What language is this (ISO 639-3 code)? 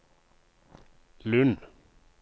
nor